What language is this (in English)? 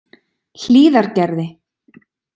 Icelandic